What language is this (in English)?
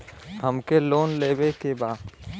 Bhojpuri